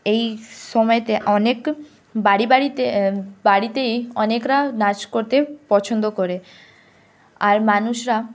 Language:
Bangla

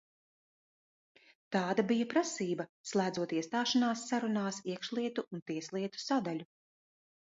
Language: Latvian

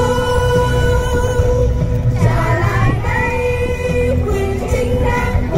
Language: Thai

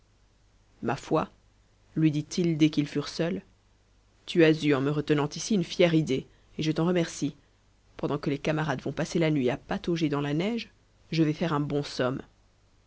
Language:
French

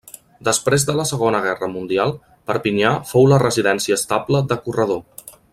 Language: Catalan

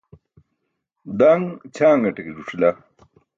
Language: Burushaski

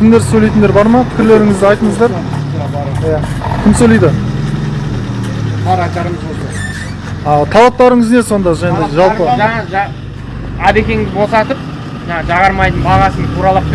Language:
Kazakh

